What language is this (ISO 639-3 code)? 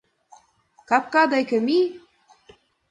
chm